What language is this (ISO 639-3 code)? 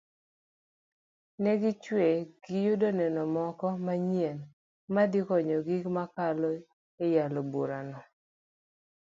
luo